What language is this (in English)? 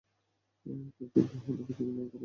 Bangla